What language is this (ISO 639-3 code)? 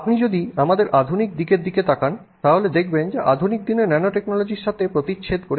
ben